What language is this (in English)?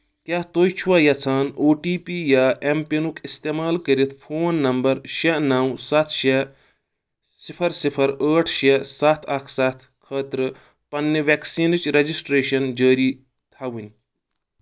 Kashmiri